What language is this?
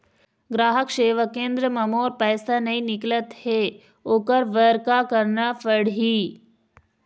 Chhattisgarhi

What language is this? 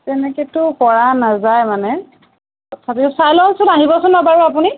Assamese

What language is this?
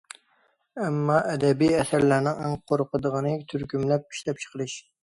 Uyghur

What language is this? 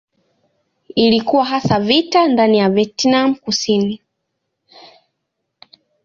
Swahili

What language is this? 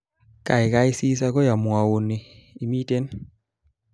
Kalenjin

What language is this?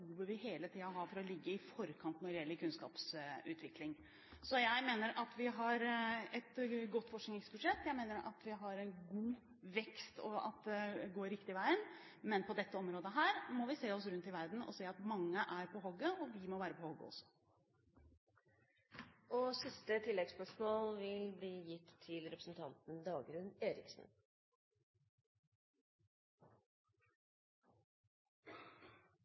Norwegian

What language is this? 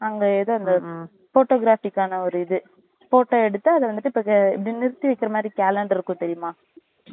Tamil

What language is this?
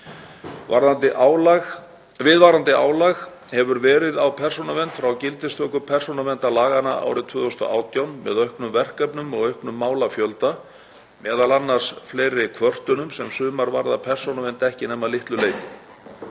Icelandic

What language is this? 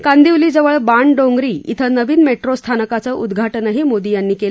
Marathi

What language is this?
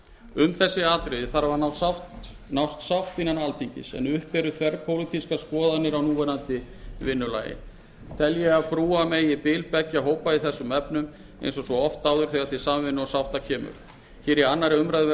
Icelandic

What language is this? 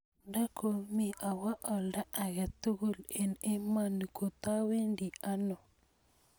Kalenjin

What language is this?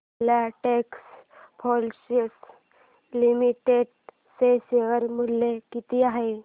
Marathi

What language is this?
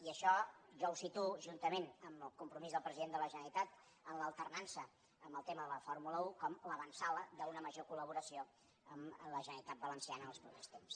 Catalan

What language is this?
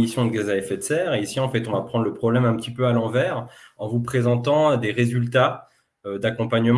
French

